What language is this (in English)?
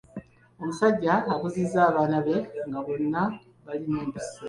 Ganda